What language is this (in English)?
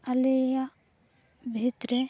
Santali